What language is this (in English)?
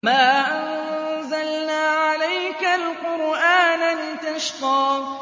Arabic